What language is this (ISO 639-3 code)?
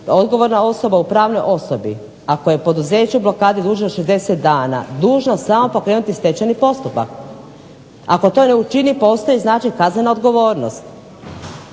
hrv